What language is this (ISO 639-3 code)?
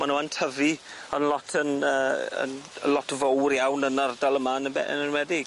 cym